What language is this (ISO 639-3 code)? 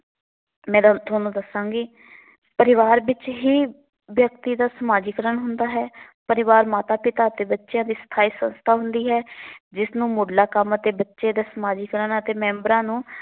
pan